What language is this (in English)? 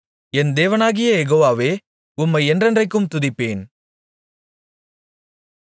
Tamil